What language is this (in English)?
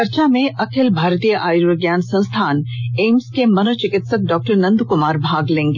Hindi